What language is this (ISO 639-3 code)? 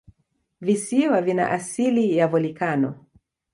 swa